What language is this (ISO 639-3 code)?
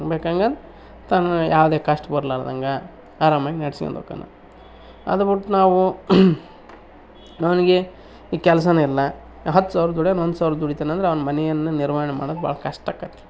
kan